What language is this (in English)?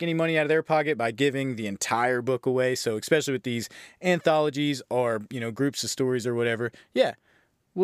English